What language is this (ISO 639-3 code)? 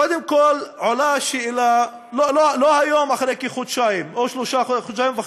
heb